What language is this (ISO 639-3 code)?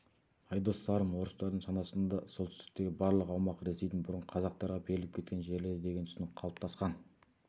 kaz